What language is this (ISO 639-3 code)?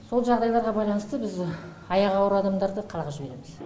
kaz